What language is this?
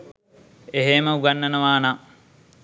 Sinhala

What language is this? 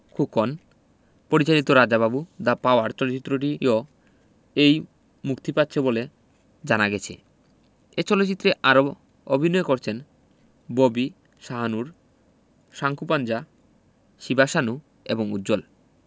Bangla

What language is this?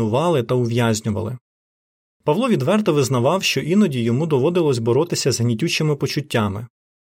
Ukrainian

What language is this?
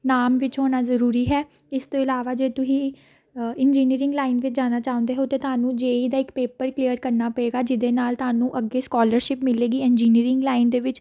Punjabi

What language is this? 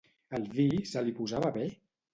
Catalan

